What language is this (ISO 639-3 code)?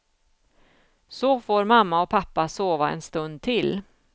swe